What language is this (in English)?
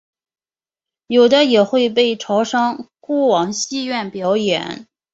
Chinese